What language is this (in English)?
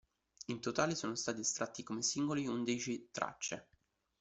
Italian